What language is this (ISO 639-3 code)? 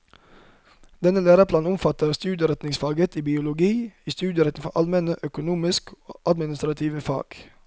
nor